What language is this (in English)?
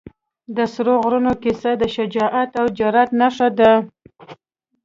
Pashto